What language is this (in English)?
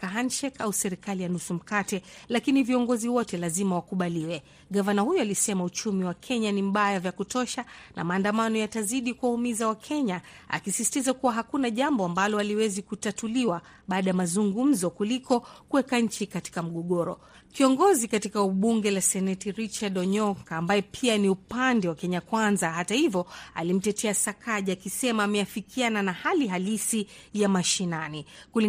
Swahili